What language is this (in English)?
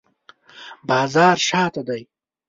Pashto